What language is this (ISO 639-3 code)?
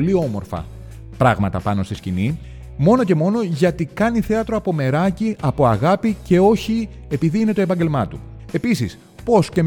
ell